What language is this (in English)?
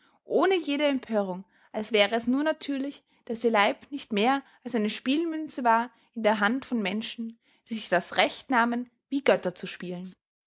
German